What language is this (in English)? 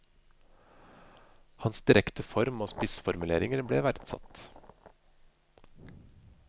Norwegian